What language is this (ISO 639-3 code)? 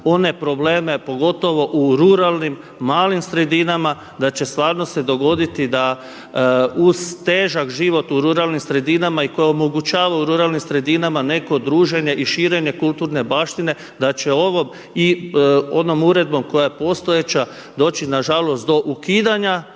hrv